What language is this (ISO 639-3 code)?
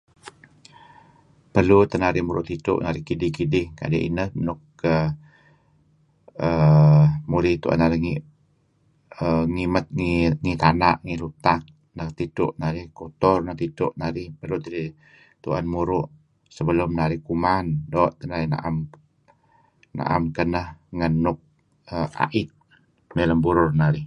kzi